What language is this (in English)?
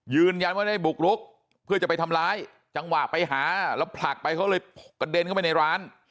Thai